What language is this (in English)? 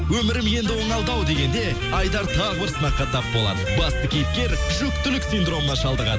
Kazakh